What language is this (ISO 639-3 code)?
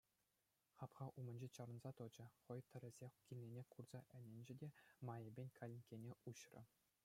chv